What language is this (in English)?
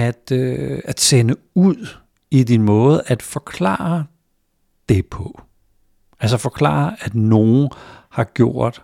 Danish